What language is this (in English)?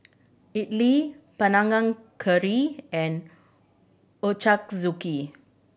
English